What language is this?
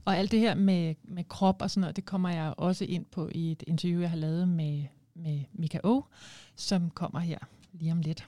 Danish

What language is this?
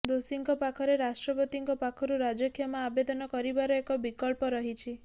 Odia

